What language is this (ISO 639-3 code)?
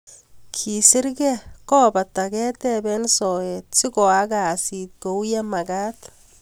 kln